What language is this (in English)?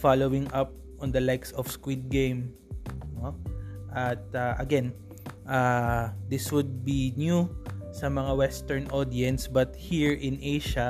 Filipino